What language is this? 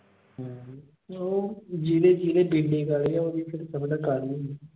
Punjabi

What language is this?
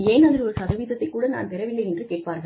Tamil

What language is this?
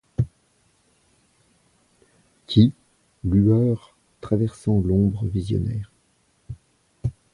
French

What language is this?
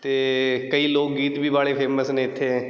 Punjabi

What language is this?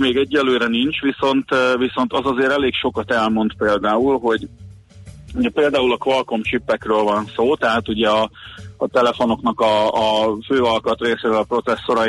Hungarian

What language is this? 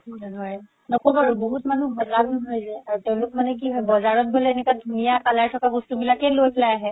Assamese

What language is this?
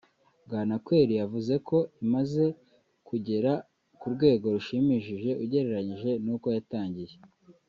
Kinyarwanda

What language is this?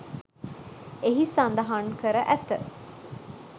Sinhala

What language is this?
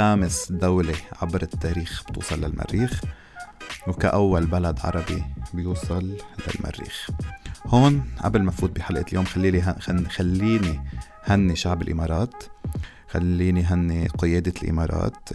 Arabic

